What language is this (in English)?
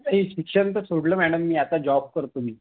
Marathi